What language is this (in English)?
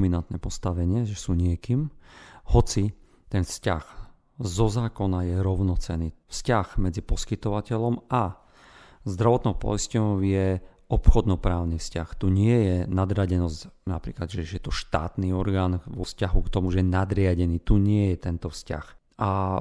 Slovak